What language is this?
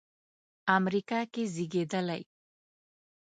Pashto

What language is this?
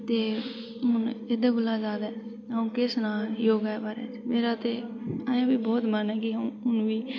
Dogri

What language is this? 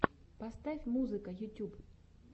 Russian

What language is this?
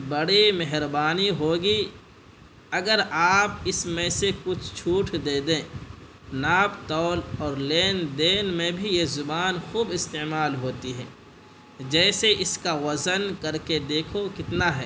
Urdu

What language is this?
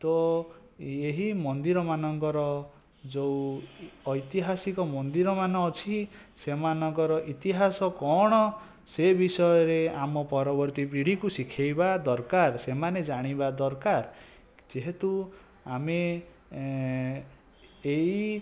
Odia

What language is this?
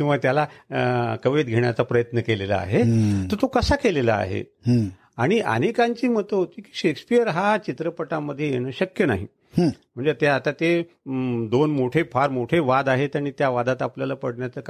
Marathi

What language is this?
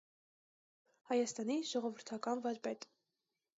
Armenian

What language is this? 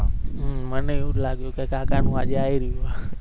Gujarati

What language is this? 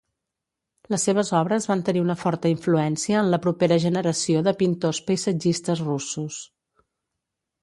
Catalan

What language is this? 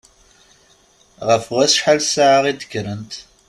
Kabyle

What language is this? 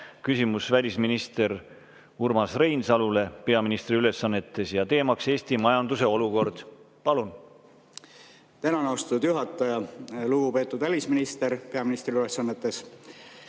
Estonian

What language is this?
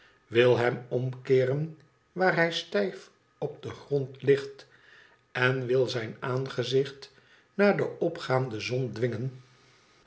Dutch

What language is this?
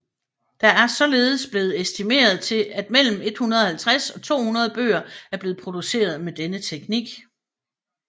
Danish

